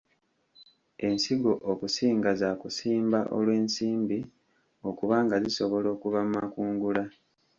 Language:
Ganda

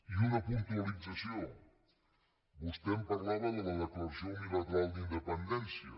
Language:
Catalan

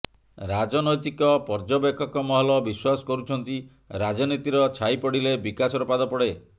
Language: Odia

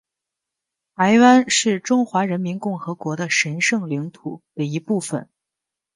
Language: Chinese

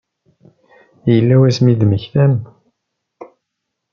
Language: Kabyle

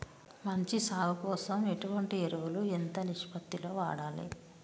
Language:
Telugu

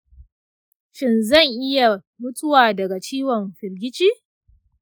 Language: Hausa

